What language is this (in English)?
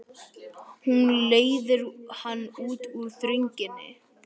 Icelandic